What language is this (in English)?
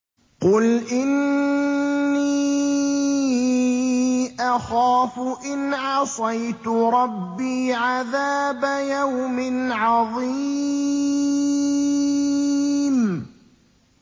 Arabic